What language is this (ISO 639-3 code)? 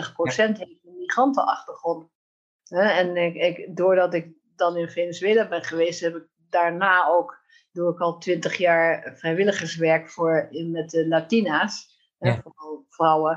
nld